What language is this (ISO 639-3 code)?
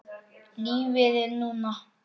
isl